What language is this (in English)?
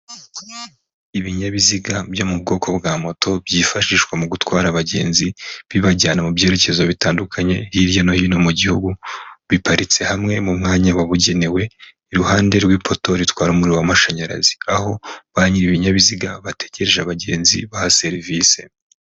Kinyarwanda